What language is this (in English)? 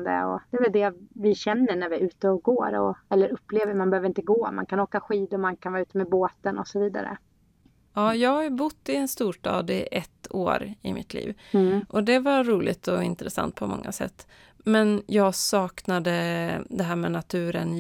Swedish